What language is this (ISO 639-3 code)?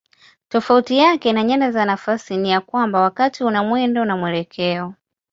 swa